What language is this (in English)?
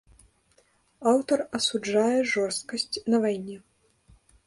Belarusian